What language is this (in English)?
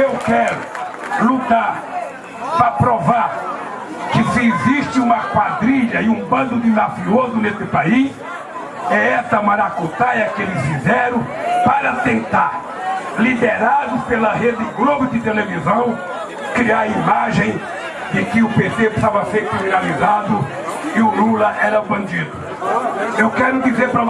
Portuguese